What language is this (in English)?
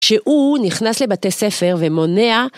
Hebrew